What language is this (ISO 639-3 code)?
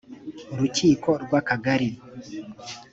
kin